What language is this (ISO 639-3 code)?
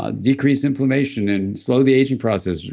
eng